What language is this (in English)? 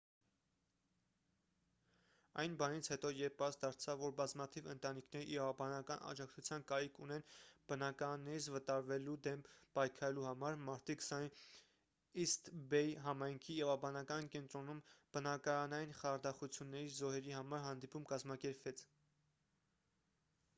Armenian